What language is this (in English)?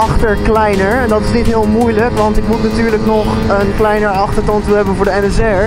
Dutch